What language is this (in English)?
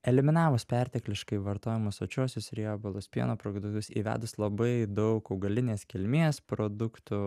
Lithuanian